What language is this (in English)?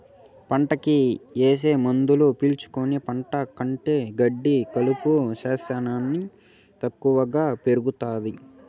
Telugu